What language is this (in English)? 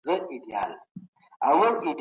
Pashto